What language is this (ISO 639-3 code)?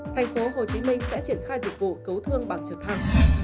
vie